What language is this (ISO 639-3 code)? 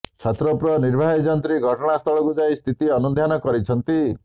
ori